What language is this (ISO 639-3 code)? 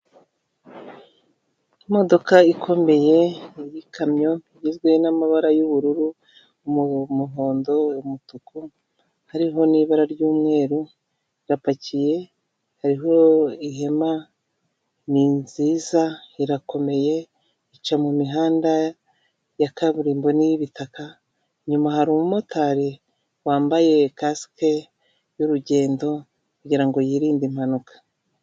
kin